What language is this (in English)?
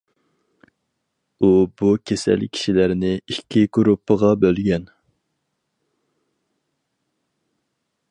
Uyghur